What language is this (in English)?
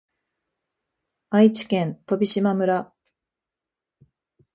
Japanese